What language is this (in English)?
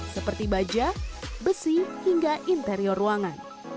Indonesian